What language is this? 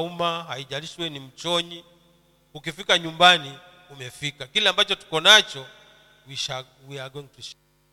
Swahili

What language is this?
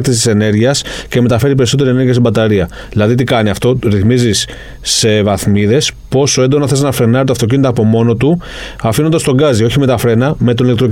Greek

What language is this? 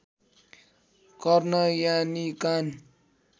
Nepali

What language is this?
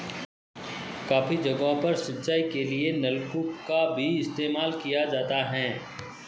Hindi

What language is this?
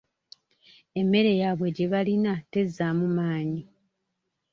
Ganda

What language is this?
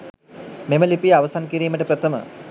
Sinhala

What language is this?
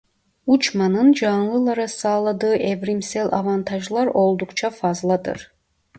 Turkish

